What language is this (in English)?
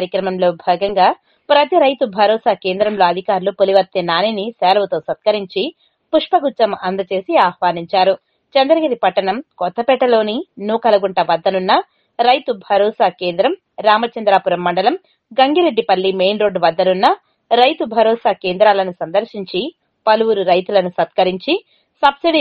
Telugu